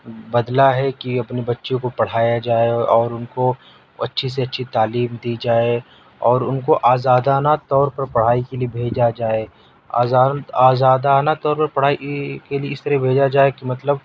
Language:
Urdu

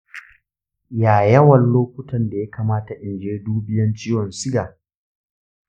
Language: Hausa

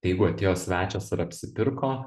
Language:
Lithuanian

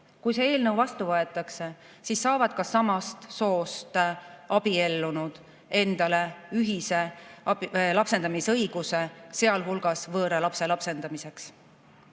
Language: Estonian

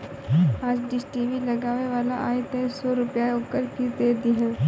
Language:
Bhojpuri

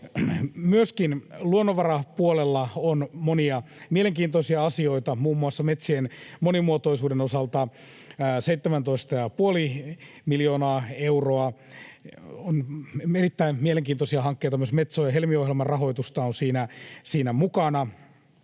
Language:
Finnish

